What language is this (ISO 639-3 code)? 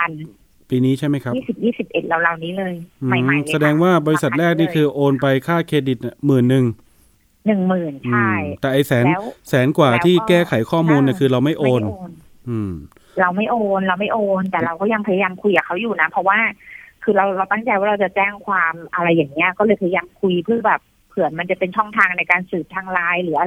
tha